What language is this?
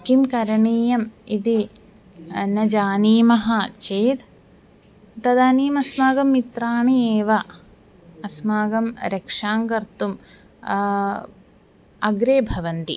Sanskrit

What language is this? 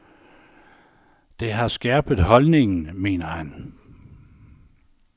Danish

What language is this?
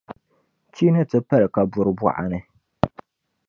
Dagbani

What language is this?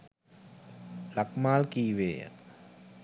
Sinhala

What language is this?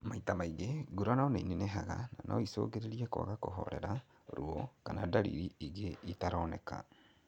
Kikuyu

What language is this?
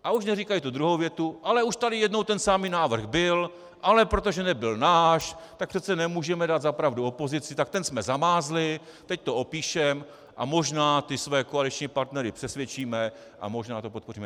Czech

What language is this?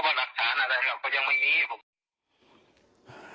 Thai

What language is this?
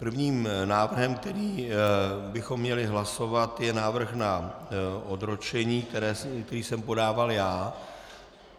Czech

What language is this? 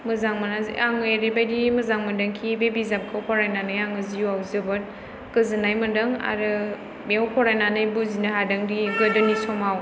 Bodo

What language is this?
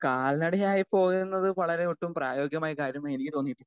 Malayalam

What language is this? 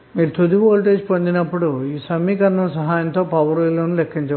Telugu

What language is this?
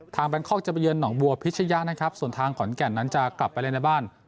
Thai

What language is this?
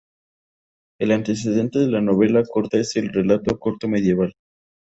Spanish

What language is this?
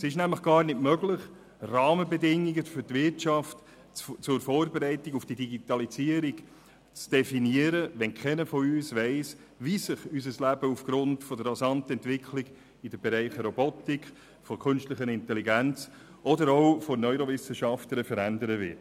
Swiss German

